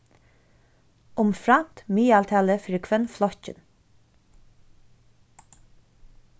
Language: Faroese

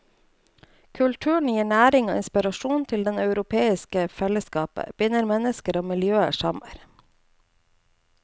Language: Norwegian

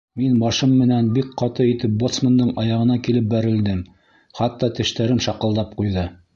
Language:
Bashkir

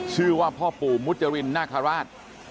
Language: Thai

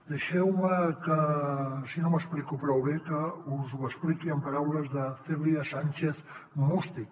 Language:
Catalan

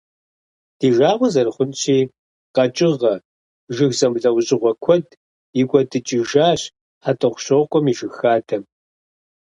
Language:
Kabardian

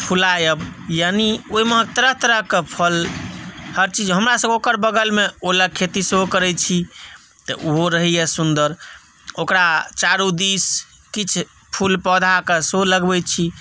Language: Maithili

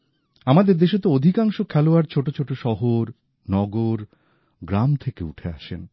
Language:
Bangla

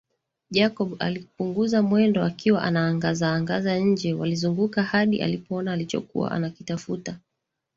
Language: Swahili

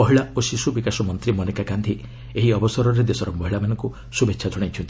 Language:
Odia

